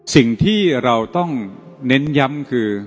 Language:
Thai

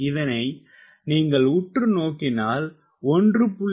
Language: Tamil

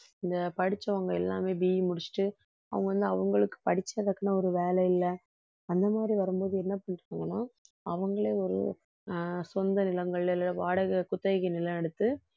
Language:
Tamil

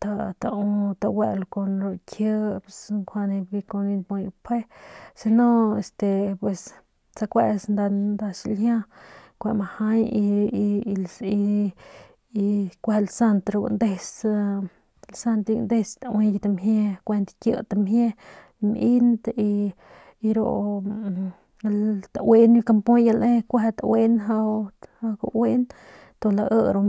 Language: Northern Pame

